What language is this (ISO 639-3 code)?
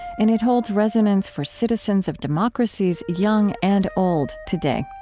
eng